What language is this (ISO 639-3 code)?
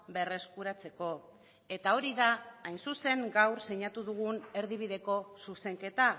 eus